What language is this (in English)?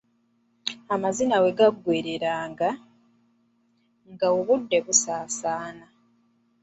Ganda